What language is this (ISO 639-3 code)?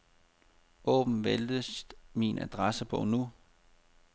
dan